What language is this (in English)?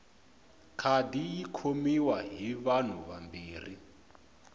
Tsonga